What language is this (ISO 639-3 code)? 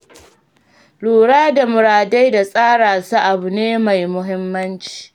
hau